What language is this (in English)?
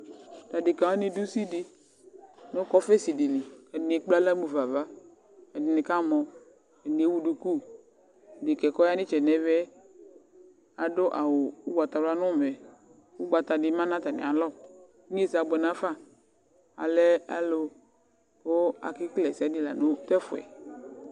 Ikposo